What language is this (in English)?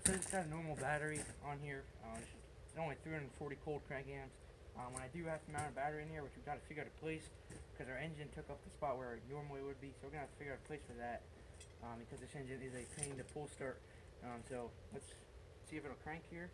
English